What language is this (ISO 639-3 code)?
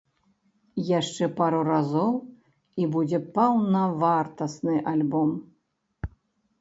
bel